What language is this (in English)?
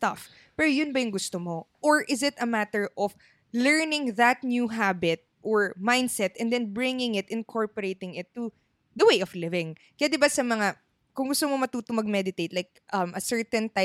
Filipino